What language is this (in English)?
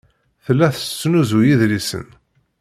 Kabyle